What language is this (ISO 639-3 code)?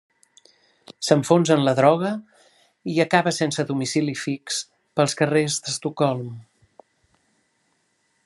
cat